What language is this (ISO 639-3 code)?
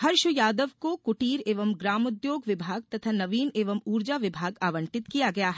hin